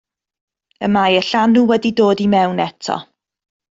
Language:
Welsh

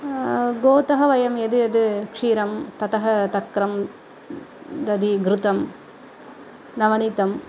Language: Sanskrit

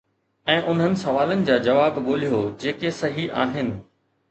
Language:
Sindhi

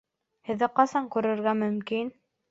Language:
Bashkir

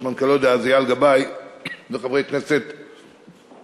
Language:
Hebrew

